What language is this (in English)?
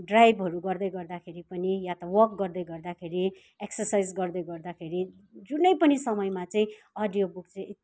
Nepali